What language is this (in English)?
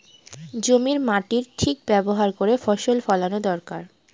Bangla